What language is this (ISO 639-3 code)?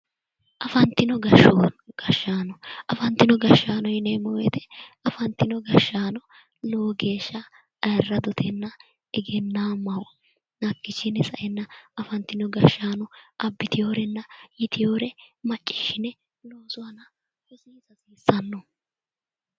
sid